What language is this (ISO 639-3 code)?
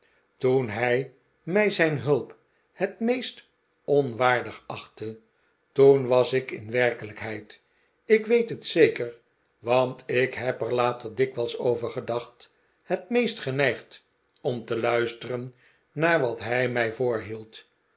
nld